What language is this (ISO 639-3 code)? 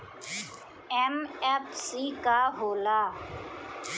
bho